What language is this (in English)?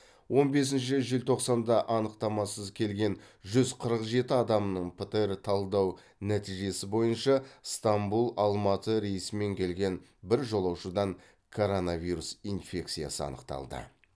Kazakh